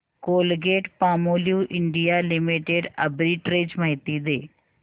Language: Marathi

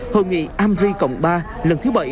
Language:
Vietnamese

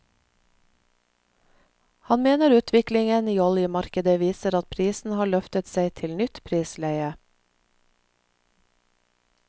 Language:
Norwegian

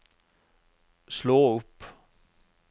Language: Norwegian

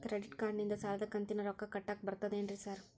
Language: Kannada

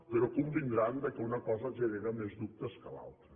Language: Catalan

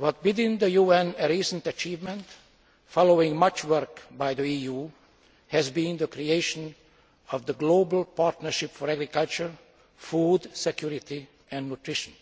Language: English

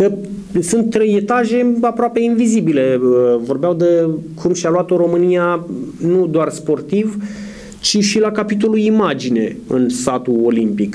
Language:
Romanian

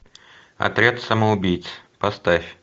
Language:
Russian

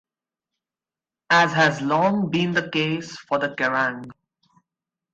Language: English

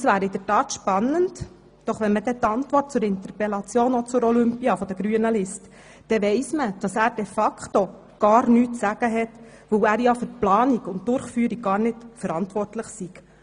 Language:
Swiss German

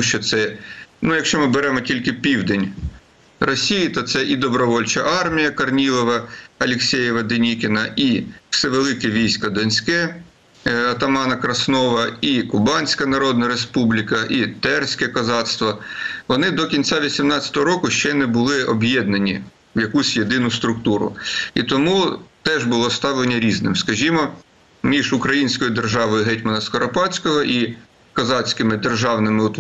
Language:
Ukrainian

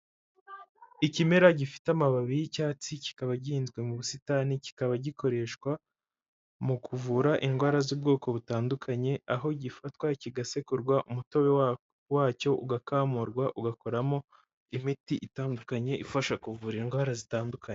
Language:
Kinyarwanda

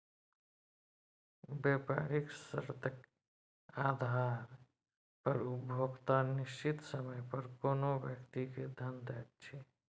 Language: Maithili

